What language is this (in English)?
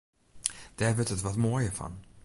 Western Frisian